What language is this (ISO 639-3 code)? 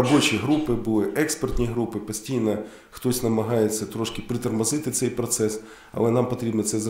ukr